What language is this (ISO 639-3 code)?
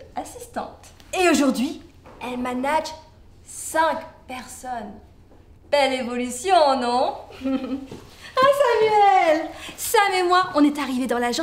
fra